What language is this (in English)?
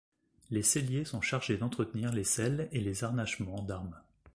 French